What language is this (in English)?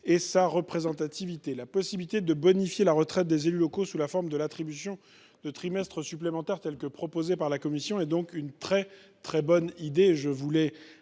French